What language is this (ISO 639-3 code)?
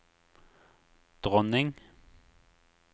nor